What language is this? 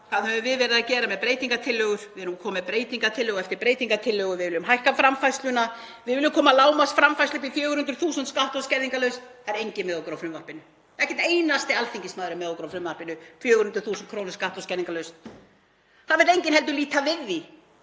Icelandic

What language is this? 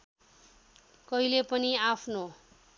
Nepali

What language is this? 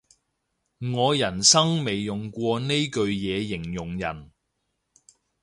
Cantonese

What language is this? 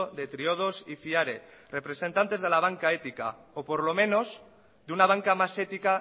Spanish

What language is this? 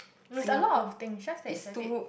English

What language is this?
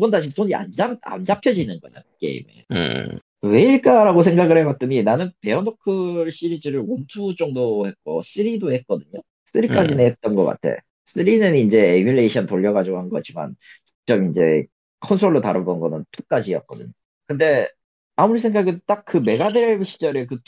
Korean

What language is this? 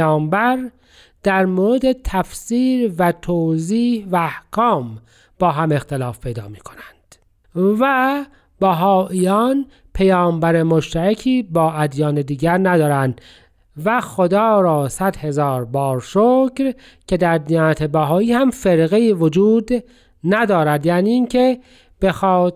Persian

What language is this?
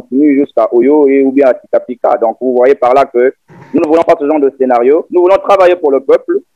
French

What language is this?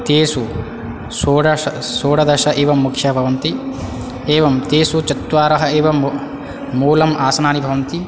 Sanskrit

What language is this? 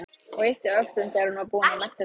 Icelandic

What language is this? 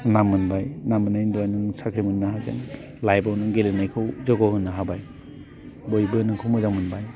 Bodo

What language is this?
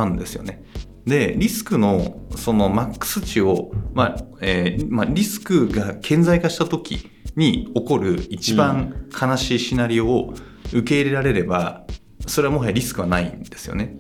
Japanese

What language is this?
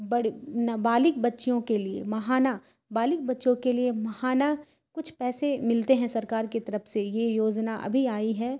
Urdu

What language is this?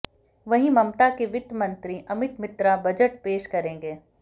Hindi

